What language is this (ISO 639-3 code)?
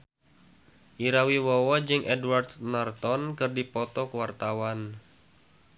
sun